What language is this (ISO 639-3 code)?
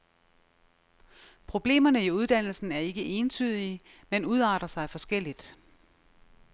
dan